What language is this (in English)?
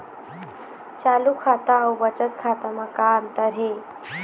Chhattisgarhi